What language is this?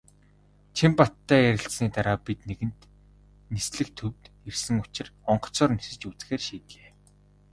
Mongolian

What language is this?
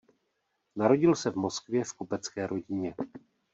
Czech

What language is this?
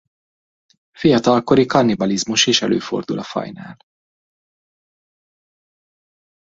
Hungarian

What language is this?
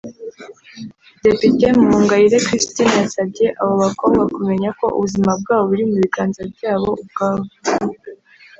Kinyarwanda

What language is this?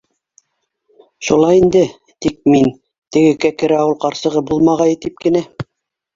Bashkir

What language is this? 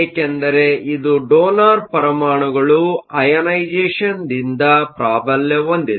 Kannada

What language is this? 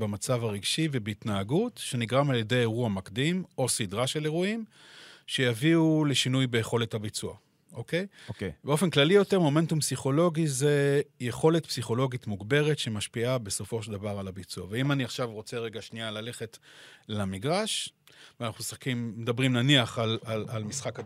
Hebrew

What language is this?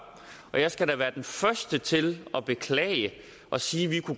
Danish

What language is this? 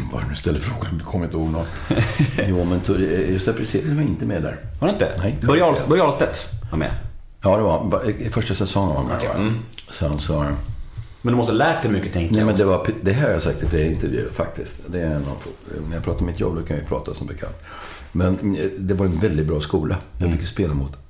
Swedish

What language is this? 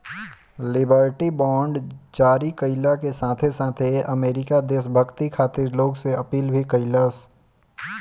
Bhojpuri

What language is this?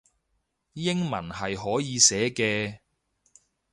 Cantonese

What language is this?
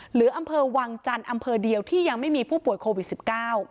Thai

